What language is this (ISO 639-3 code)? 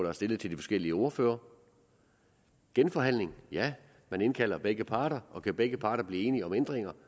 dan